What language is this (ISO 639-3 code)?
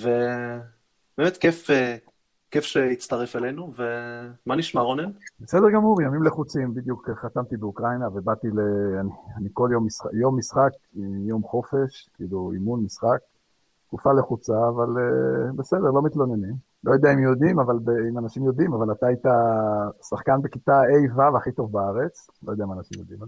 heb